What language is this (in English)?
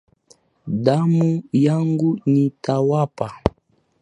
Swahili